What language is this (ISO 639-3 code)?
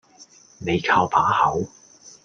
yue